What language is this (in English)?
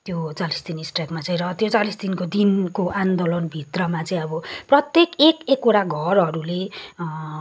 Nepali